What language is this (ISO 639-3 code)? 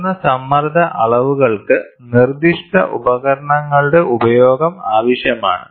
mal